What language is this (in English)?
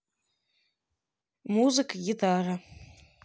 Russian